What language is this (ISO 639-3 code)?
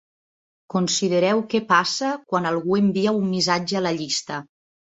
cat